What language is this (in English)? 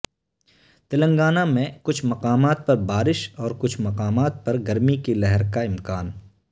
Urdu